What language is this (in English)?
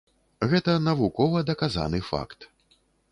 Belarusian